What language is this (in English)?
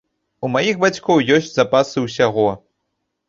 Belarusian